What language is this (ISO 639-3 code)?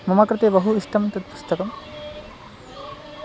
san